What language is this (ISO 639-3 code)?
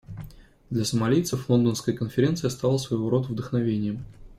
rus